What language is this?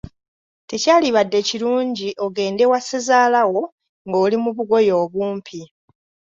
Ganda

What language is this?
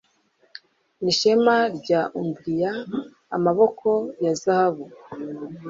Kinyarwanda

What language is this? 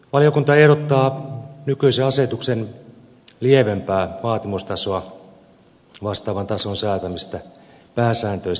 Finnish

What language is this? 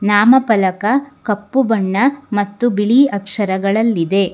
Kannada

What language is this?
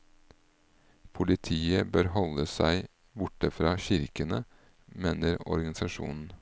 Norwegian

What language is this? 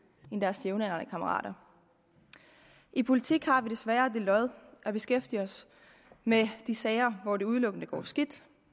Danish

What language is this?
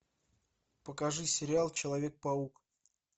Russian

